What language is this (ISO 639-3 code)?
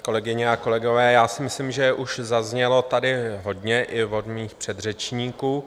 ces